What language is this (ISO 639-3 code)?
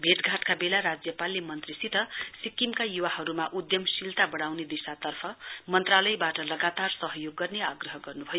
nep